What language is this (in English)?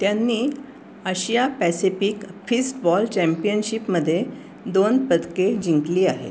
Marathi